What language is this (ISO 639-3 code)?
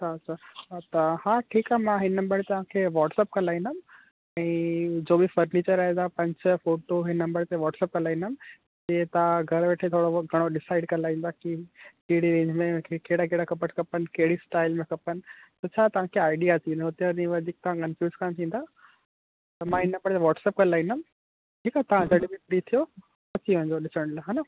snd